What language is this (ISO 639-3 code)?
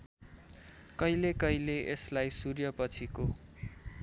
nep